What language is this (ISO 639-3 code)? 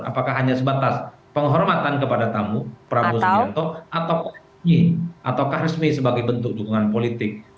ind